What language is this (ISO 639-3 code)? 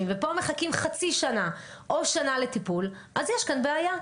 heb